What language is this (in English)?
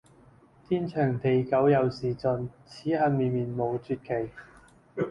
Cantonese